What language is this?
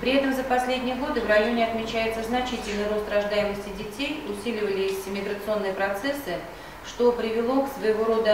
Russian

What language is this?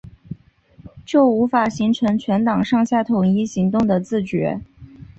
Chinese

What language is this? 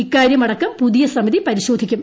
Malayalam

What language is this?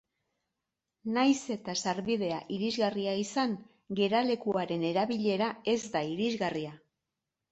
Basque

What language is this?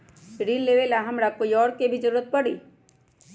Magahi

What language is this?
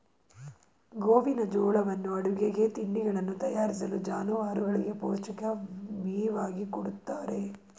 Kannada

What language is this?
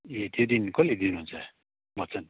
Nepali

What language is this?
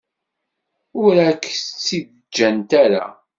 Kabyle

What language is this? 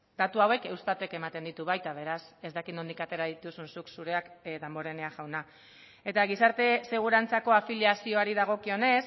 Basque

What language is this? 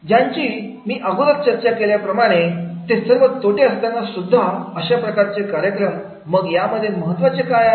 Marathi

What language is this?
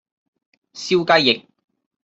Cantonese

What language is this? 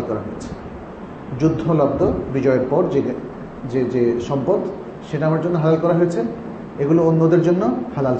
Bangla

